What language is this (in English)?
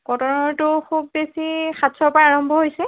Assamese